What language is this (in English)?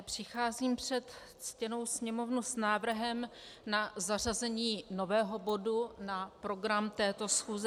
Czech